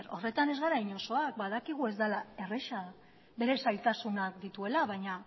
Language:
Basque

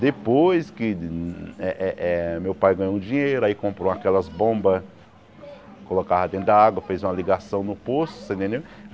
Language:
Portuguese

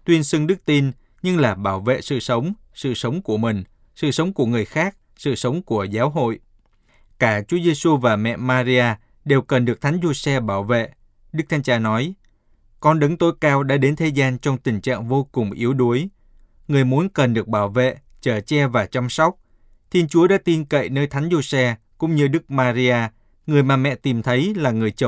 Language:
Vietnamese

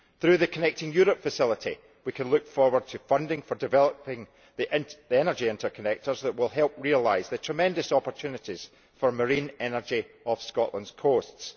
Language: English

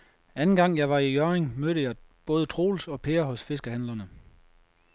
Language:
Danish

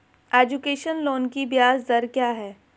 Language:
Hindi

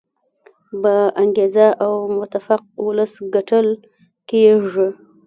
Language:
Pashto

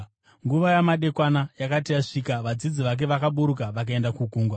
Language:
Shona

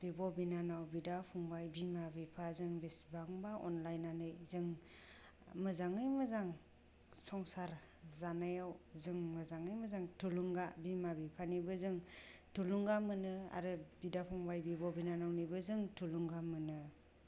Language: Bodo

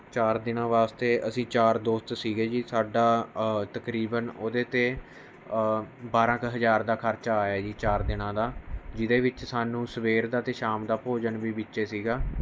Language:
Punjabi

